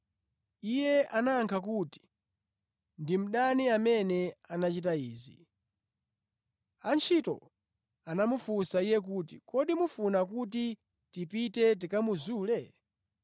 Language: Nyanja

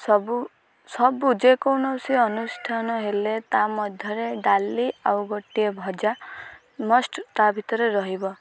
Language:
Odia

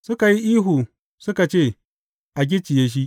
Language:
Hausa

